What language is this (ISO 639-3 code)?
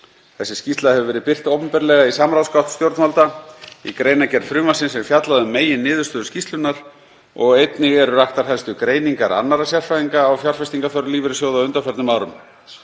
isl